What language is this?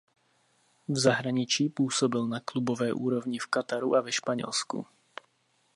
Czech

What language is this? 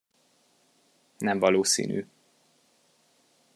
Hungarian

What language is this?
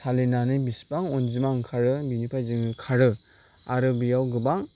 Bodo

